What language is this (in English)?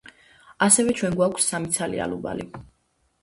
Georgian